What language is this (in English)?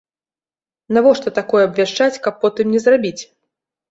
Belarusian